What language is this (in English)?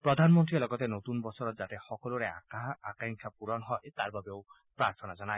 Assamese